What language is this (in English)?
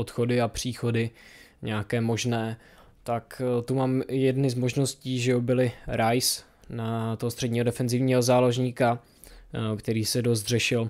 Czech